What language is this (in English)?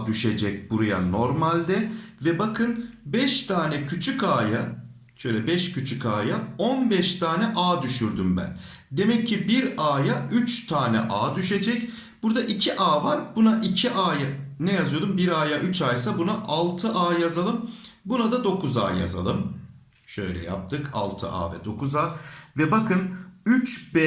Turkish